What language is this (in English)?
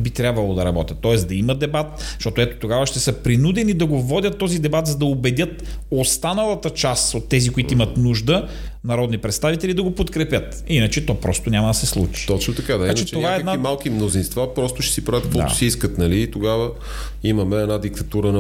Bulgarian